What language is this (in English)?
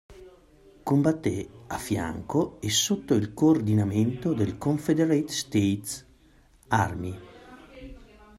Italian